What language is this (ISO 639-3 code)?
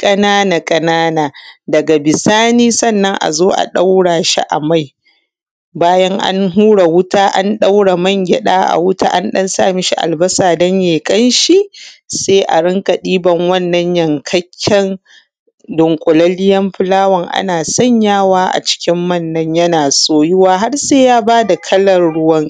hau